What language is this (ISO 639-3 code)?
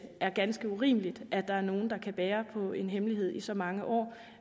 dan